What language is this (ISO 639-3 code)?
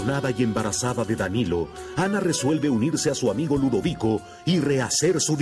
spa